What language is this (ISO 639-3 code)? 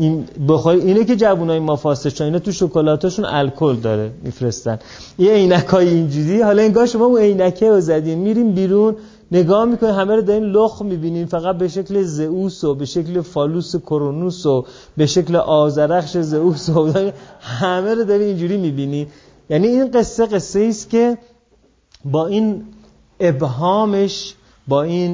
fas